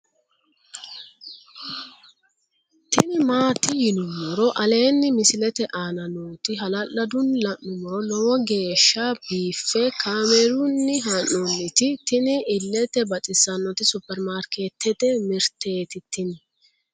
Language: Sidamo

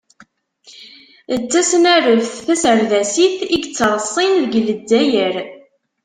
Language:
Kabyle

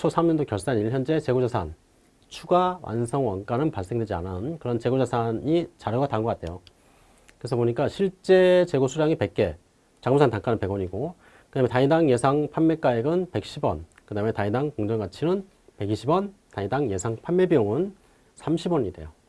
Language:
Korean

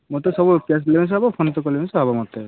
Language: Odia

